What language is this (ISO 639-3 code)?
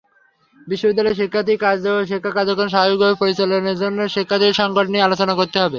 ben